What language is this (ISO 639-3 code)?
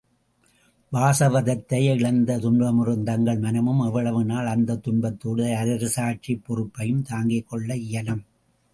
tam